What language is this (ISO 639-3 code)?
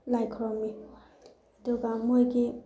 mni